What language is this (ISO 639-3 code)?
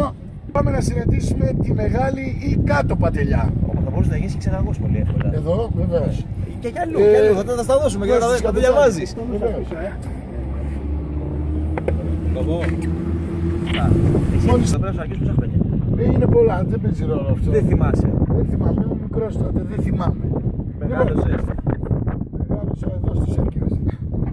ell